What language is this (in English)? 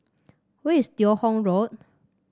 English